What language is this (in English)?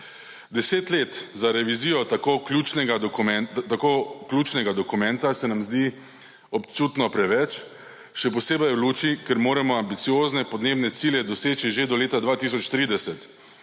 Slovenian